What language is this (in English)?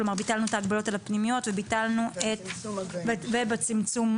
Hebrew